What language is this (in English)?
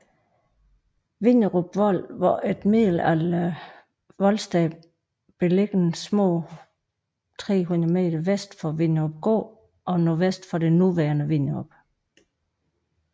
Danish